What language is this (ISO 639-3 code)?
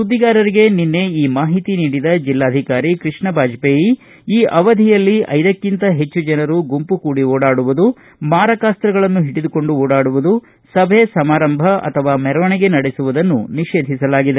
kan